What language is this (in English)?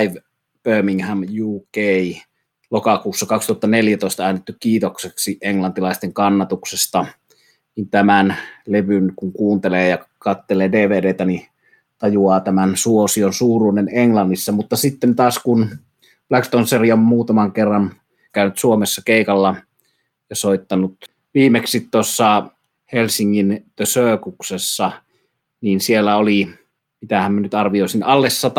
Finnish